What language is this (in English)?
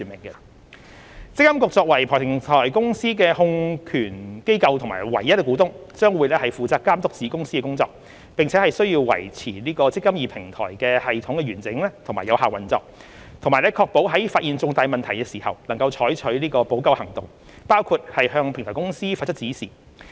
Cantonese